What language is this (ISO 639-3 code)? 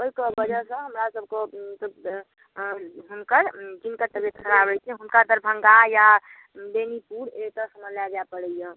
mai